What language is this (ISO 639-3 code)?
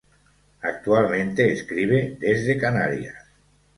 spa